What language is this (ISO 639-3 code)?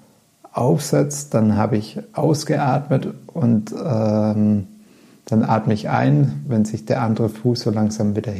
deu